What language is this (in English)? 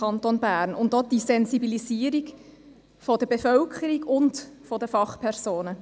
Swiss German